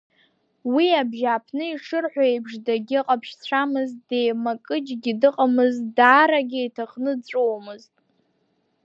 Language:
Abkhazian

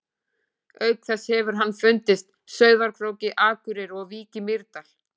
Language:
Icelandic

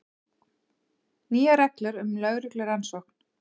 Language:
Icelandic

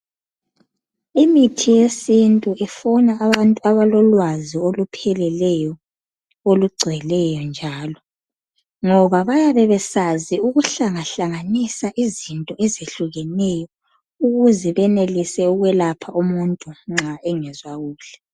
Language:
North Ndebele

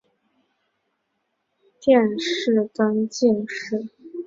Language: Chinese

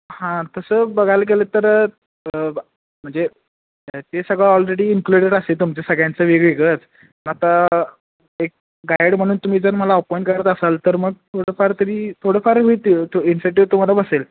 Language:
Marathi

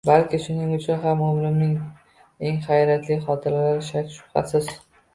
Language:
Uzbek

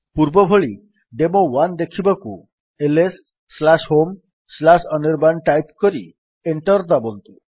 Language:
Odia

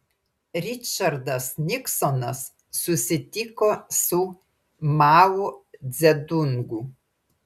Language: Lithuanian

